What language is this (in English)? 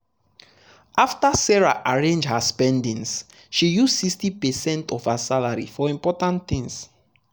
Nigerian Pidgin